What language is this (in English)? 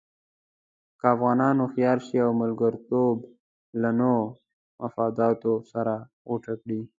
Pashto